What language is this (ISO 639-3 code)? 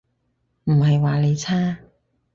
yue